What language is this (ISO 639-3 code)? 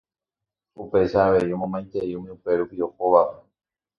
grn